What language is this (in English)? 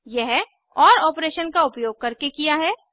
Hindi